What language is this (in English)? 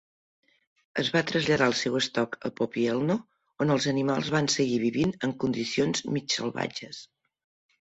Catalan